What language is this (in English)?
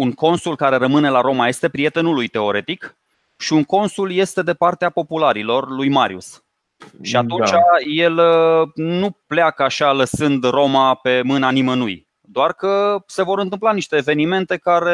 Romanian